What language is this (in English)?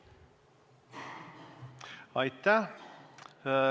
Estonian